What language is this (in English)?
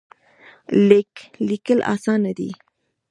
Pashto